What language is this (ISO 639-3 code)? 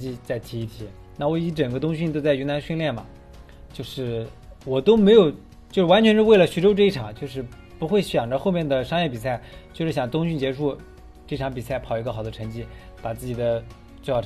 zho